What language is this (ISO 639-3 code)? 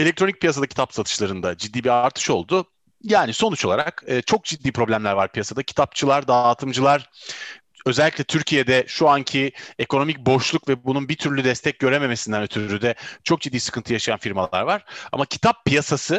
tur